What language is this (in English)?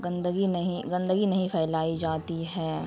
Urdu